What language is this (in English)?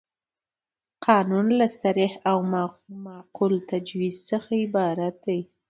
Pashto